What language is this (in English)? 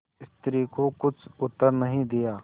Hindi